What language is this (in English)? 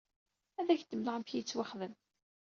Kabyle